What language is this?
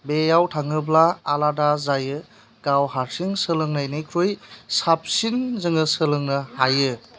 Bodo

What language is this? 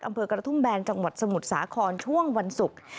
Thai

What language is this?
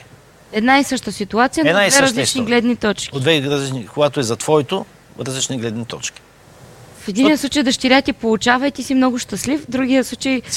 Bulgarian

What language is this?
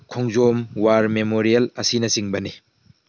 Manipuri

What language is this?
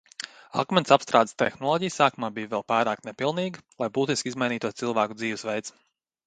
Latvian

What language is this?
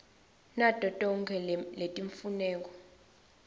Swati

